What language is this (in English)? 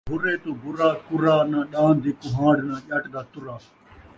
Saraiki